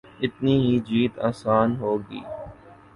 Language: Urdu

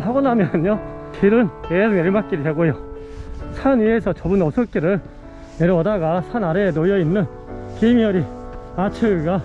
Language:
Korean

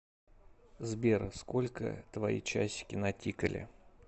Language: Russian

